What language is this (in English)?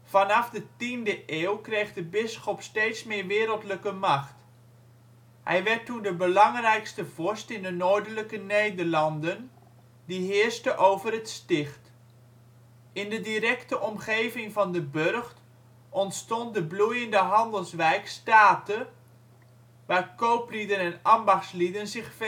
Dutch